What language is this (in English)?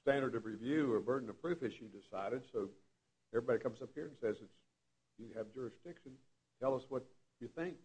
English